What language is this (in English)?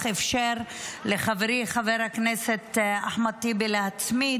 Hebrew